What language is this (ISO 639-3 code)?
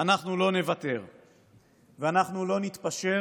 heb